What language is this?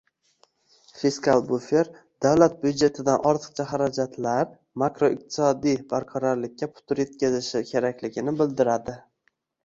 Uzbek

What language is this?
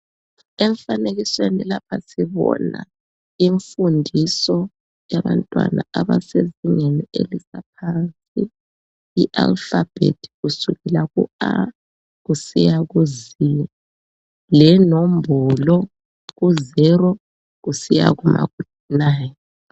North Ndebele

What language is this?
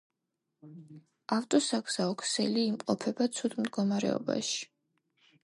Georgian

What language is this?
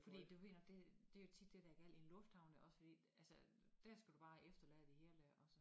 Danish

